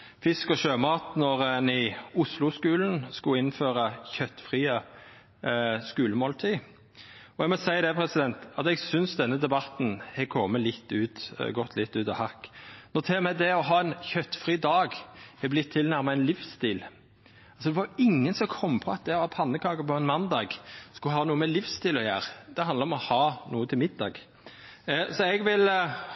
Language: Norwegian Nynorsk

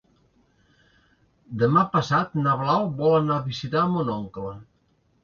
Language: Catalan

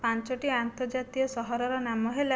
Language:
Odia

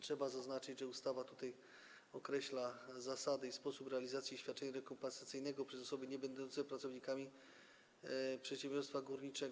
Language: Polish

